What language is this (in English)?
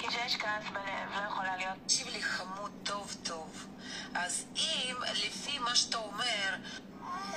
Hebrew